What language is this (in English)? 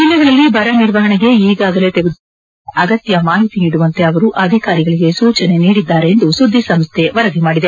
Kannada